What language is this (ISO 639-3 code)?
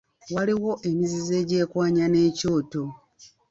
lug